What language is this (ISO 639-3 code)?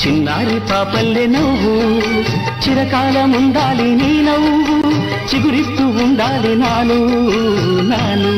tel